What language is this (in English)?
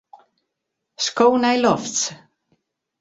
Western Frisian